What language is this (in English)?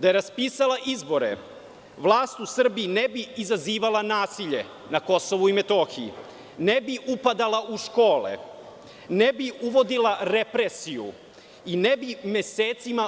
Serbian